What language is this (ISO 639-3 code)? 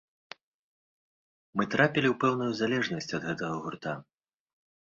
bel